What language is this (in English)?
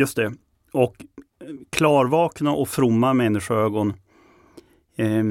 Swedish